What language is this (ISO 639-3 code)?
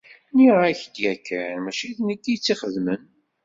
kab